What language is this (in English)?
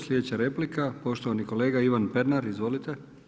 Croatian